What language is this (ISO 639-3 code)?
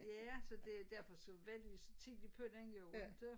dan